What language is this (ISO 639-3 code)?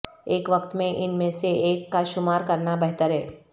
urd